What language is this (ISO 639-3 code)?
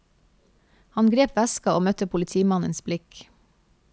nor